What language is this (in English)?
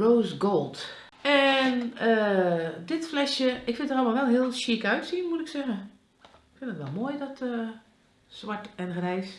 Dutch